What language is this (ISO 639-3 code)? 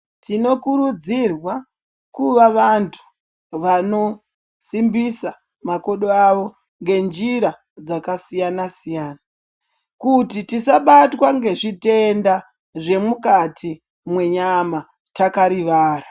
ndc